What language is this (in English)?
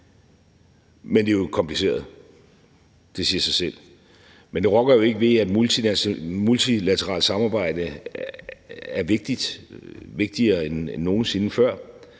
Danish